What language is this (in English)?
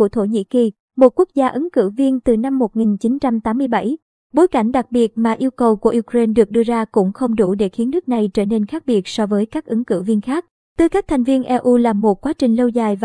Vietnamese